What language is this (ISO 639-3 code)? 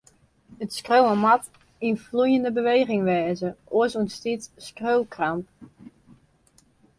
fry